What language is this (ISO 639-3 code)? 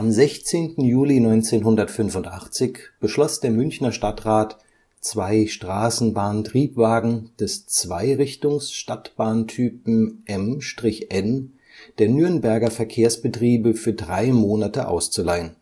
deu